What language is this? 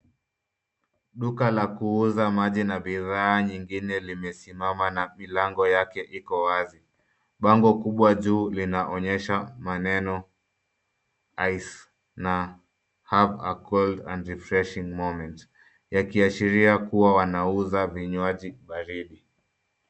Swahili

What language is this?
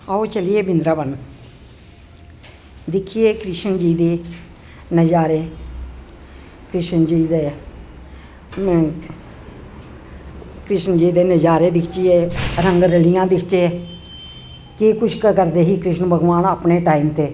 Dogri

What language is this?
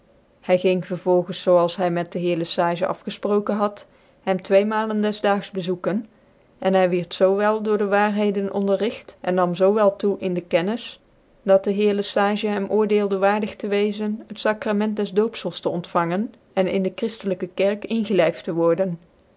Dutch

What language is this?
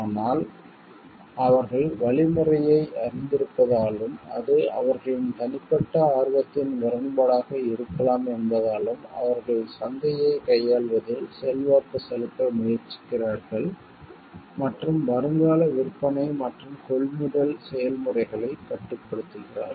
Tamil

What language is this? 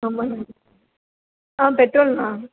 Tamil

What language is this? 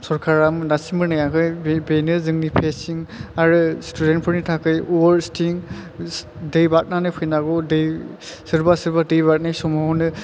Bodo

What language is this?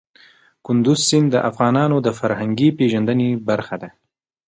Pashto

